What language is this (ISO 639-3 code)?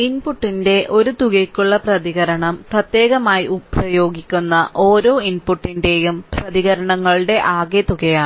mal